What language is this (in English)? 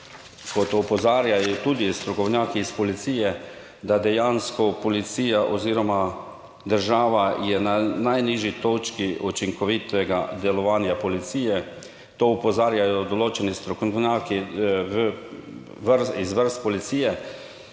Slovenian